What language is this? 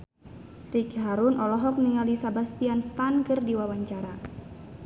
Sundanese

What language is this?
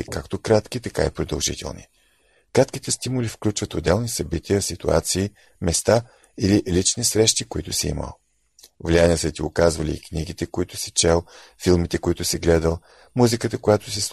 Bulgarian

